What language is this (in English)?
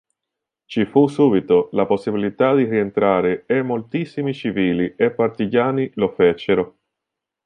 Italian